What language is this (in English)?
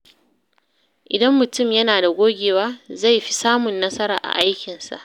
Hausa